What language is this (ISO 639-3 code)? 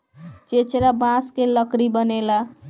bho